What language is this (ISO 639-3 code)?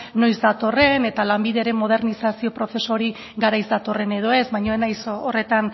eus